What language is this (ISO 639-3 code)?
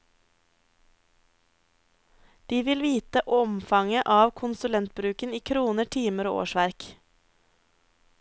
nor